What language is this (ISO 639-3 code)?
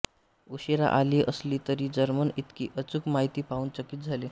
mar